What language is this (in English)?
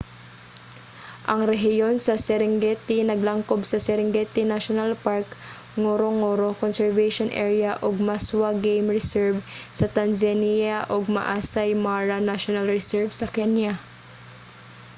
Cebuano